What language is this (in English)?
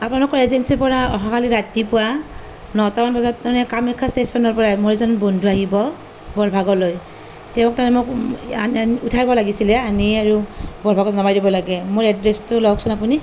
Assamese